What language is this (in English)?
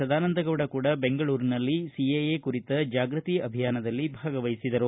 Kannada